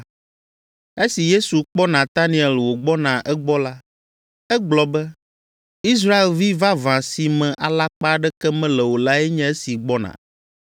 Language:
Ewe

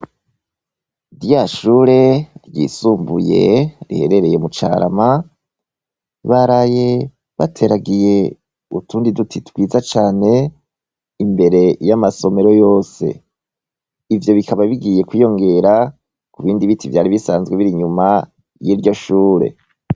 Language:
Rundi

